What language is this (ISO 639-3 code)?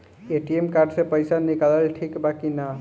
bho